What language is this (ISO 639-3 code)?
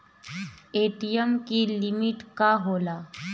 bho